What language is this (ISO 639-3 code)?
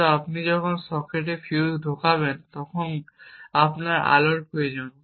ben